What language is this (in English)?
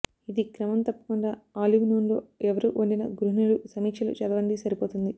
Telugu